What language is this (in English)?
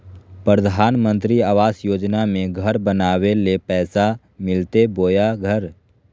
Magahi